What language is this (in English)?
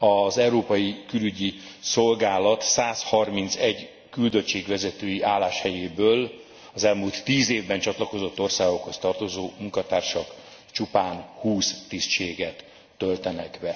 Hungarian